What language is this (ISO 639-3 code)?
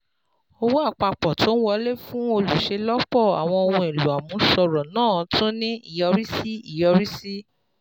yor